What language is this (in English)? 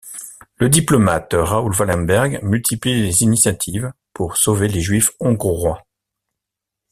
French